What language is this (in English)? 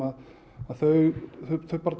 Icelandic